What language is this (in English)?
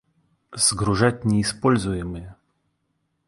Russian